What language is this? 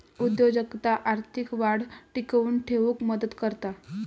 Marathi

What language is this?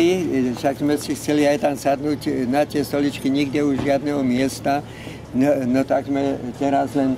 Polish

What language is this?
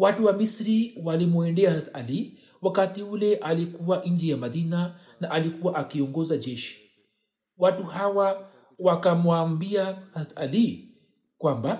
Swahili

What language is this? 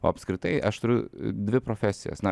Lithuanian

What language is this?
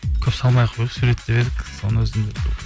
Kazakh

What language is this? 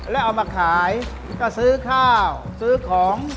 Thai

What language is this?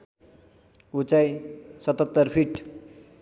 Nepali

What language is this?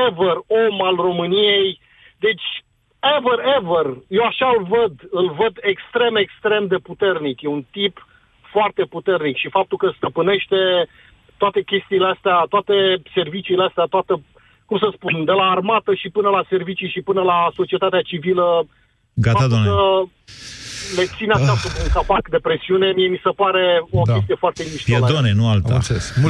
Romanian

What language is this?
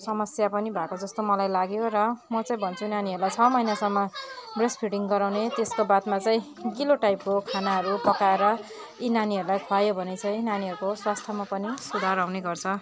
Nepali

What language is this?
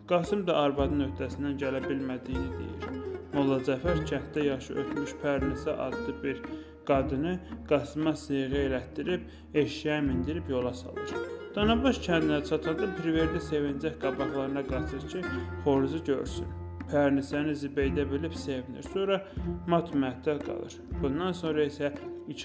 Turkish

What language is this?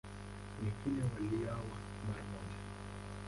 Swahili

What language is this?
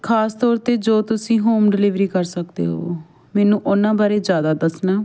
Punjabi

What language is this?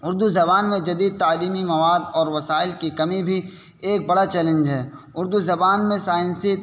Urdu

